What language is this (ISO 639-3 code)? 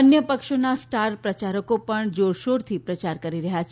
guj